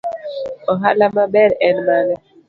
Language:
Luo (Kenya and Tanzania)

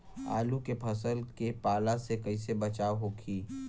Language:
Bhojpuri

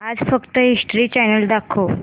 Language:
Marathi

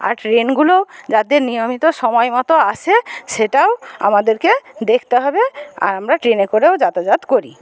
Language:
Bangla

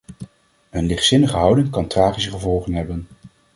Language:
Dutch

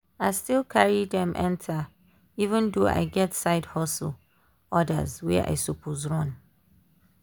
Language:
Nigerian Pidgin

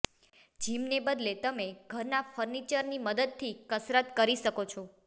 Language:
Gujarati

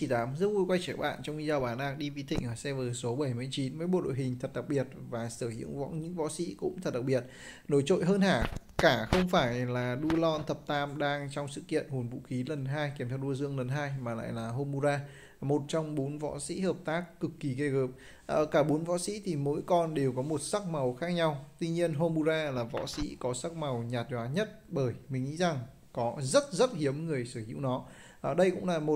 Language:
Vietnamese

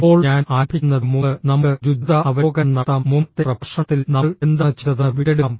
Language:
Malayalam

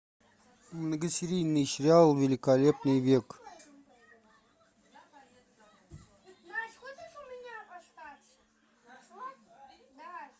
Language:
Russian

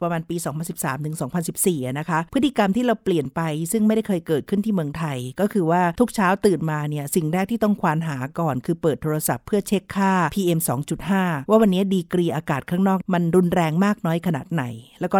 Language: Thai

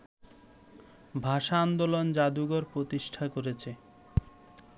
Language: Bangla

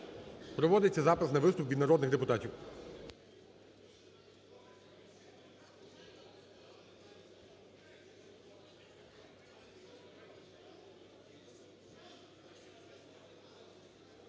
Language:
Ukrainian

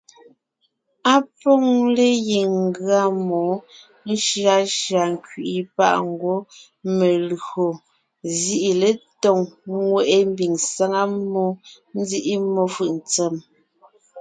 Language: Ngiemboon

